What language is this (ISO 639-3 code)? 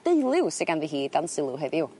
cym